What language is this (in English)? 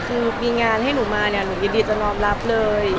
Thai